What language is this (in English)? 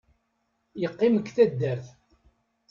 Kabyle